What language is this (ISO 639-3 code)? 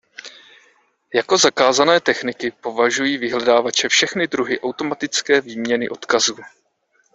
ces